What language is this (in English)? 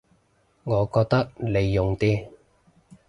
Cantonese